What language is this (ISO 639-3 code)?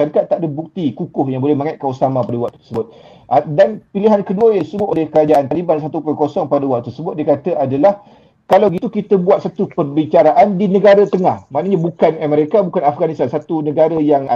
msa